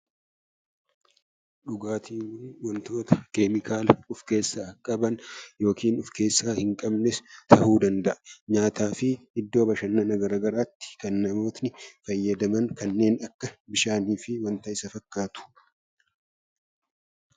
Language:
Oromo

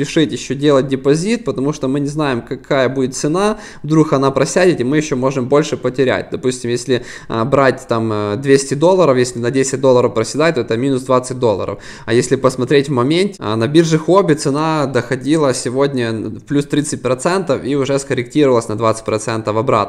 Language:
Russian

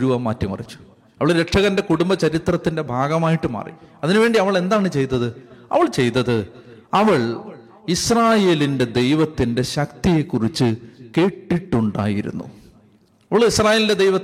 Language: Malayalam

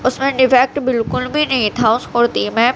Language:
Urdu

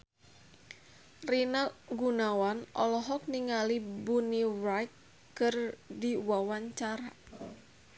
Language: Sundanese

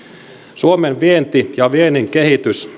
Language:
Finnish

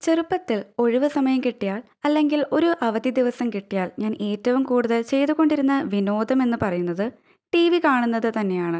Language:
Malayalam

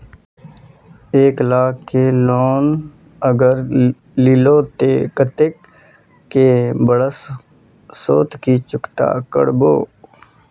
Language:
Magahi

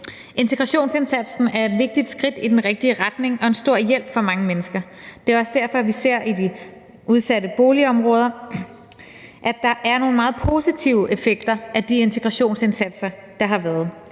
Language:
Danish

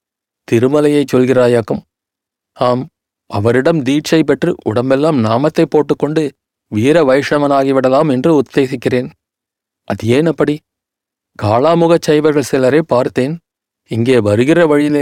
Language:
Tamil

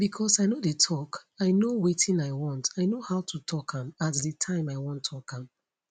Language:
Nigerian Pidgin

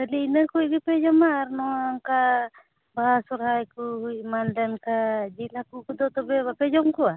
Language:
Santali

